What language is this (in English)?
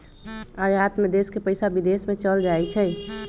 Magahi